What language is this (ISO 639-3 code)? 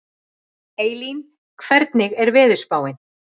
isl